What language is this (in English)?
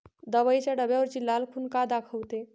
Marathi